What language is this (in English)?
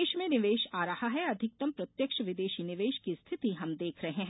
Hindi